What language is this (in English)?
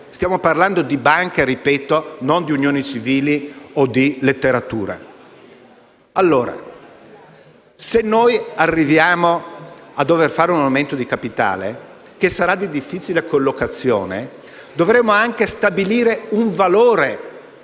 Italian